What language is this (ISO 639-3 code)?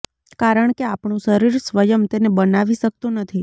guj